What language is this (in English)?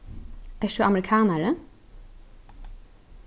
Faroese